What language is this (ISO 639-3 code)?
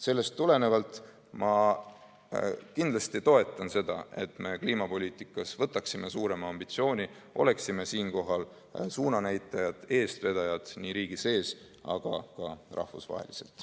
est